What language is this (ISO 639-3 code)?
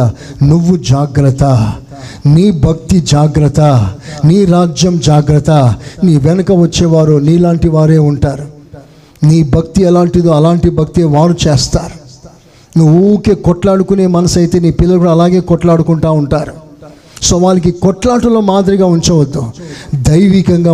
tel